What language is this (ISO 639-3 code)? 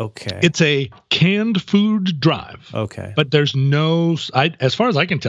eng